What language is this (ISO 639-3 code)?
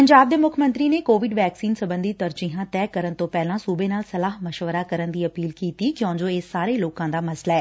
pan